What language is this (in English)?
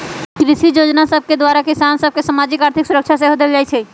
Magahi